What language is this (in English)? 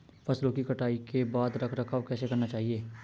Hindi